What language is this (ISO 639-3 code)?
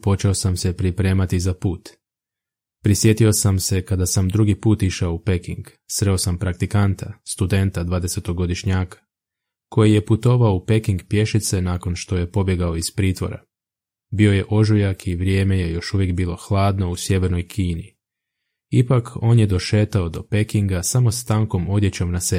hrv